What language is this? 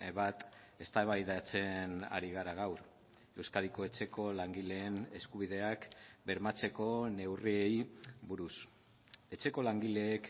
Basque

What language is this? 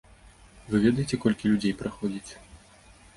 Belarusian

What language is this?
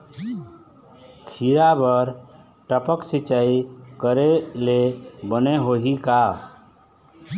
Chhattisgarhi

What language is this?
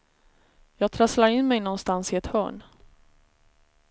Swedish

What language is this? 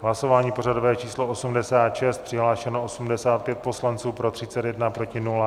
Czech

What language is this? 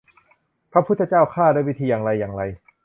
Thai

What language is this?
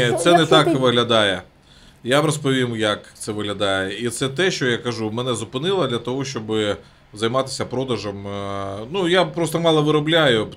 Ukrainian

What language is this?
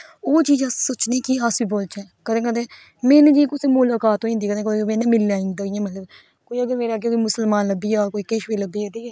Dogri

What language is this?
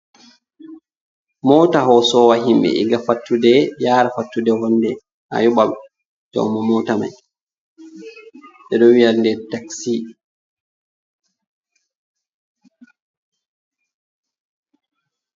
Fula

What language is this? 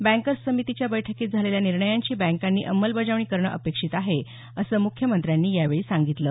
Marathi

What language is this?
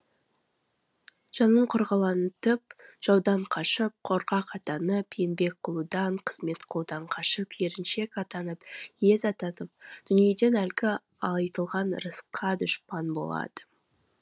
Kazakh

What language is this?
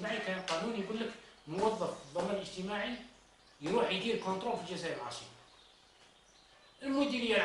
Arabic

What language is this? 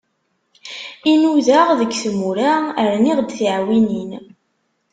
Kabyle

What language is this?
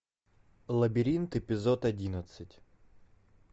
Russian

